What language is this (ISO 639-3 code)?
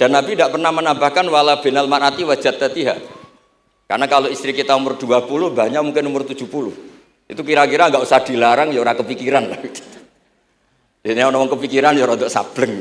ind